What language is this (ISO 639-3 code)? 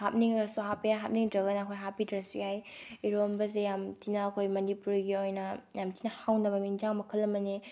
mni